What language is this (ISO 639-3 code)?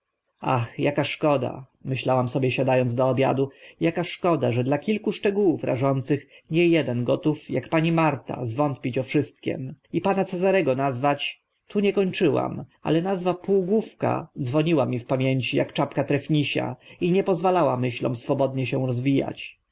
pol